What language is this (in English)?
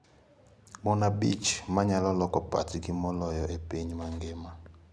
Luo (Kenya and Tanzania)